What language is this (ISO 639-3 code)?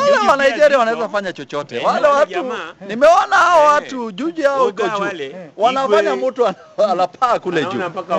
swa